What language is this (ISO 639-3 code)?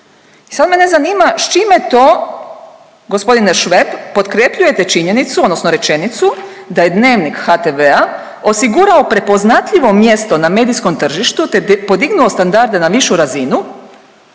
hrv